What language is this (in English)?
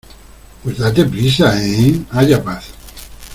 Spanish